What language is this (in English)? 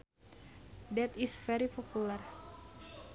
Sundanese